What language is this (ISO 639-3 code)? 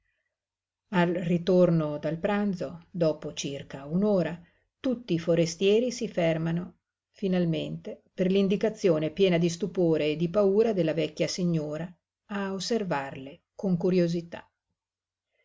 ita